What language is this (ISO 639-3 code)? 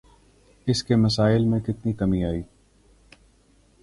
urd